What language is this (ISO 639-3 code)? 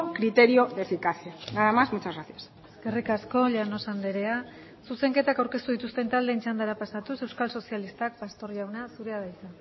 eus